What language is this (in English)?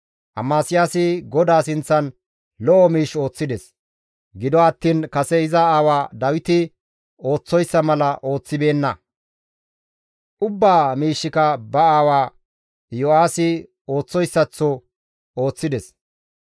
Gamo